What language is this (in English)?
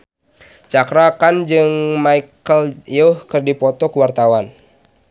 Sundanese